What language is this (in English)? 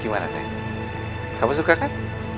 Indonesian